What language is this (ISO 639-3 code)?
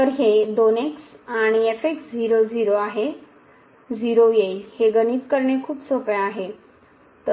mar